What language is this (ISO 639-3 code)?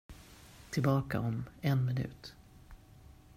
swe